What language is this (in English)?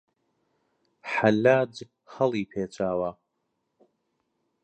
Central Kurdish